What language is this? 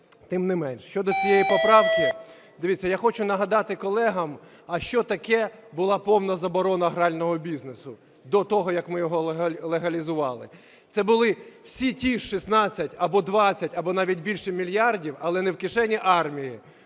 Ukrainian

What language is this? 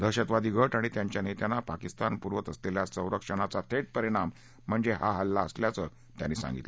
Marathi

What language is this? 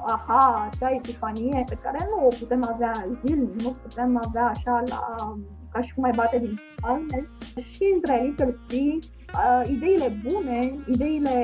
Romanian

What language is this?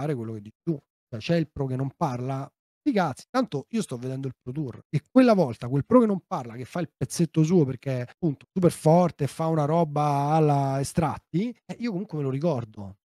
Italian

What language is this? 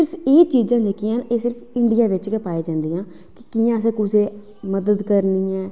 Dogri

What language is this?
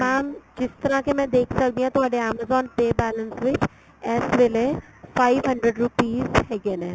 Punjabi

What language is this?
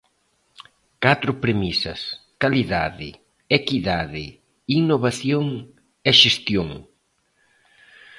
Galician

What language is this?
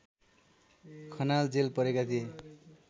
Nepali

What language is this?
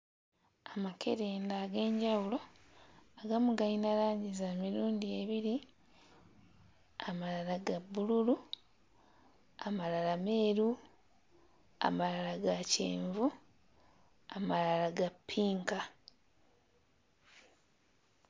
Ganda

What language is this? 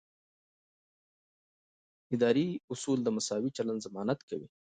Pashto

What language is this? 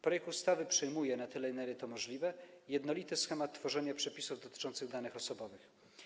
Polish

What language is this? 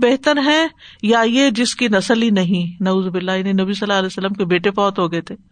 Urdu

